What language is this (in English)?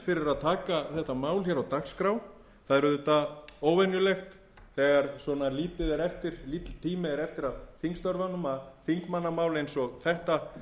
Icelandic